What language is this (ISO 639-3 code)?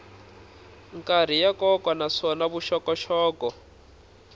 tso